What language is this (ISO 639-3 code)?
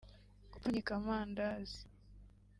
kin